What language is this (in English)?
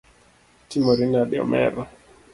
Luo (Kenya and Tanzania)